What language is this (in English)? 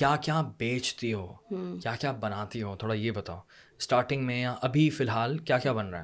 Urdu